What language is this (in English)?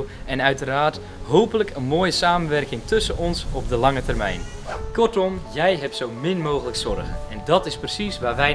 Dutch